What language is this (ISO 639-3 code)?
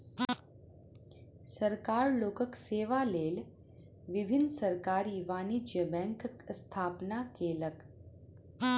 mai